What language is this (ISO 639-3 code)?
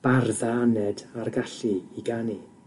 cym